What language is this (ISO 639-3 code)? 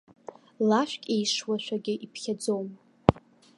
abk